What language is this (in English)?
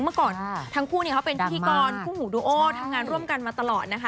Thai